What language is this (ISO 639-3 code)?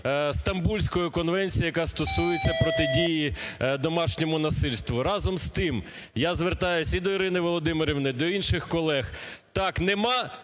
ukr